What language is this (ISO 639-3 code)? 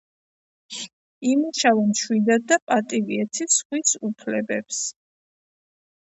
kat